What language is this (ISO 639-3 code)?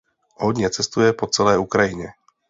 ces